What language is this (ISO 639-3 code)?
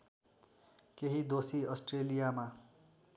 nep